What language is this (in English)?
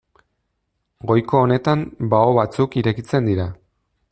Basque